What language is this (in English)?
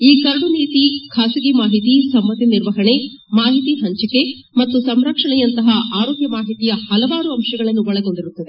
Kannada